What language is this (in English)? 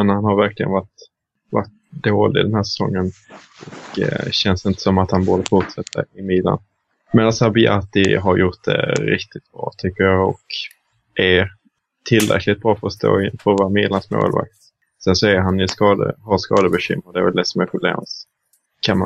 Swedish